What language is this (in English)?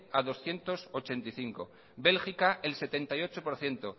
Spanish